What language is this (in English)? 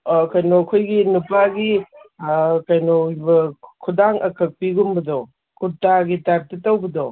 Manipuri